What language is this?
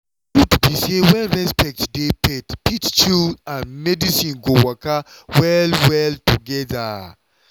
Nigerian Pidgin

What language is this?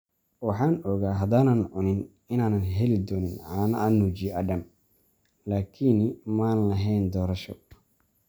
Somali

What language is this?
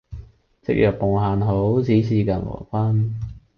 Cantonese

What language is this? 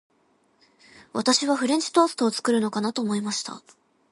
Japanese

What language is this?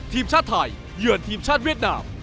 Thai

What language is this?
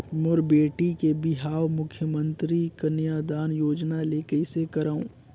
Chhattisgarhi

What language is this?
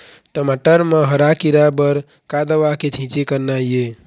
Chhattisgarhi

